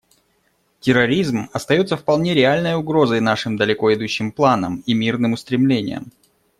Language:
Russian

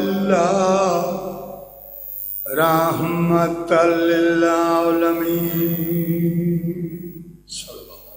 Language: Arabic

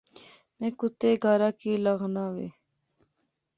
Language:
Pahari-Potwari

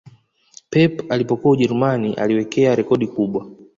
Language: Swahili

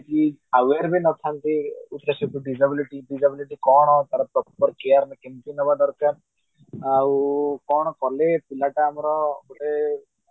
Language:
Odia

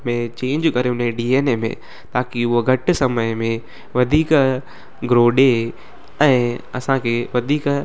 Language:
Sindhi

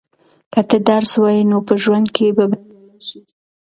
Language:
Pashto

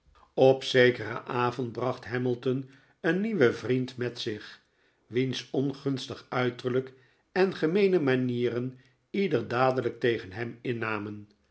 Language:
Dutch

